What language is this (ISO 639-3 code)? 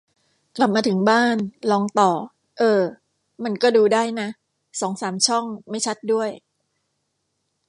tha